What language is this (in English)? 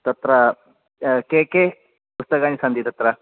Sanskrit